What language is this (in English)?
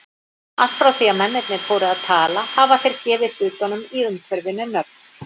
Icelandic